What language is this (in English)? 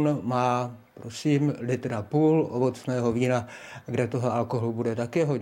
Czech